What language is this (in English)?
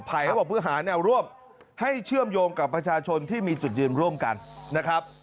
Thai